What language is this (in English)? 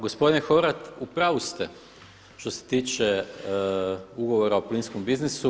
Croatian